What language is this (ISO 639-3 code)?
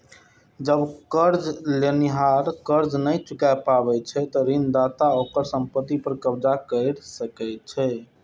mai